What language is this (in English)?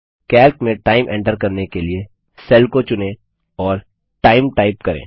Hindi